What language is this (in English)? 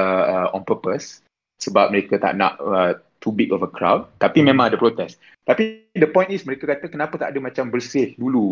Malay